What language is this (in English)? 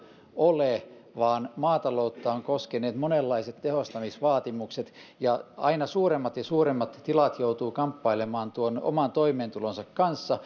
Finnish